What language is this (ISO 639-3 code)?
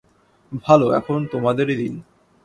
ben